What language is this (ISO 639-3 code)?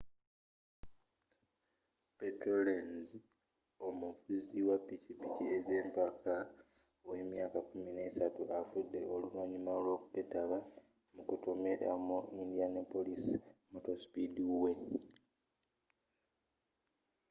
lug